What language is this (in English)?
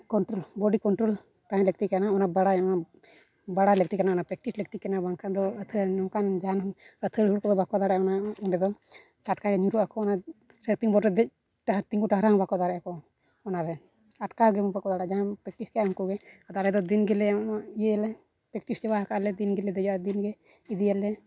Santali